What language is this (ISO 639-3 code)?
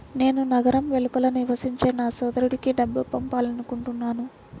tel